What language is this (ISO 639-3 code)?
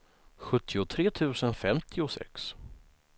swe